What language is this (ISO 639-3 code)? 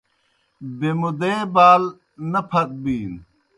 plk